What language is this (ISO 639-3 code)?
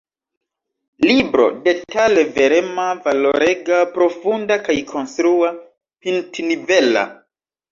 epo